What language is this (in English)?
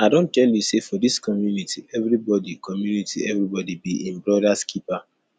Nigerian Pidgin